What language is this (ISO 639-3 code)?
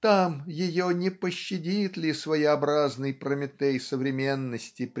rus